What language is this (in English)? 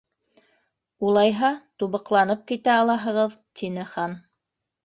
Bashkir